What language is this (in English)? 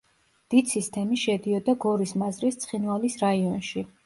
Georgian